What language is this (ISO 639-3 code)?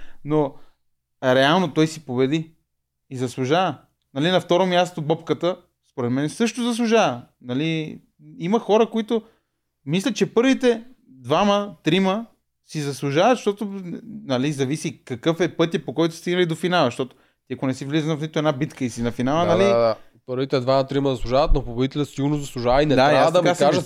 bul